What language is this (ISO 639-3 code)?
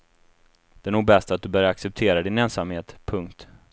swe